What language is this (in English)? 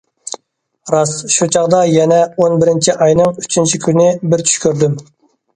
Uyghur